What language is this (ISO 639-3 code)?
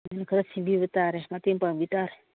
mni